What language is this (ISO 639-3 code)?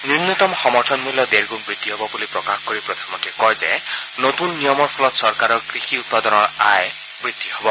asm